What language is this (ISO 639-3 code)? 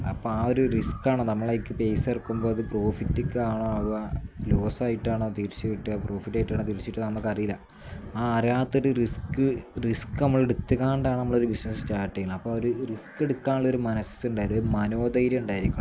mal